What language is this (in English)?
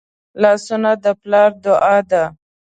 Pashto